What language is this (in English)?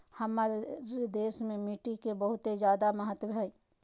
Magahi